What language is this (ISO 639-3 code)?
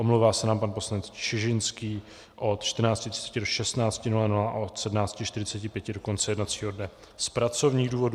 ces